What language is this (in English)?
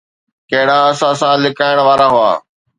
Sindhi